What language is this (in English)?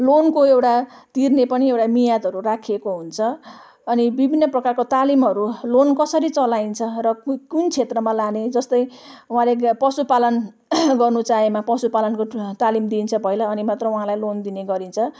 Nepali